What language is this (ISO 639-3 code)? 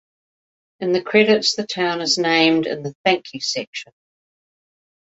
eng